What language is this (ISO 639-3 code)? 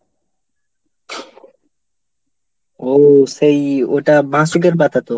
ben